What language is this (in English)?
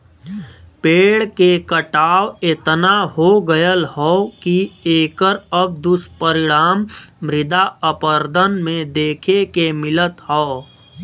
Bhojpuri